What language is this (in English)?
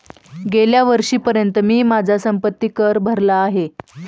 Marathi